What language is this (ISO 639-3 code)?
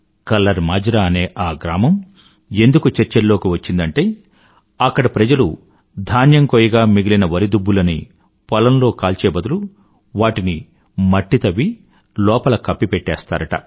tel